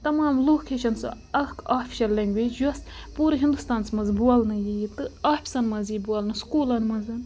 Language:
Kashmiri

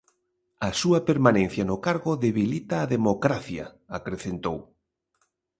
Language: Galician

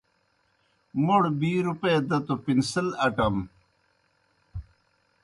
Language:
Kohistani Shina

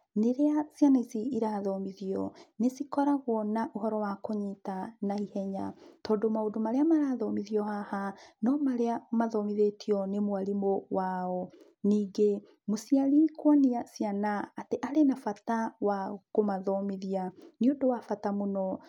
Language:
Kikuyu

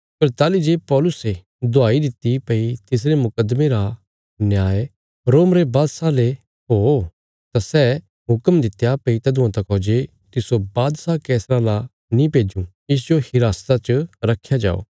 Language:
Bilaspuri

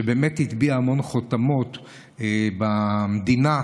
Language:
Hebrew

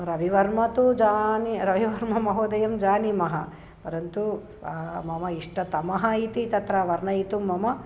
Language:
Sanskrit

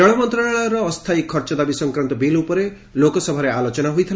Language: Odia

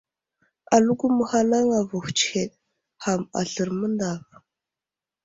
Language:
Wuzlam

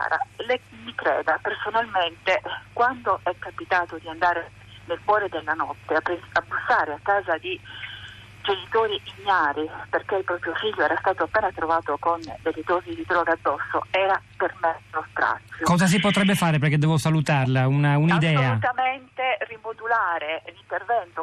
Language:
Italian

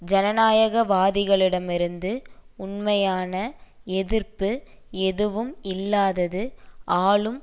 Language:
Tamil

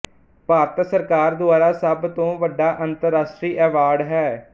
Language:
Punjabi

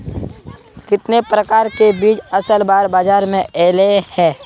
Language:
Magahi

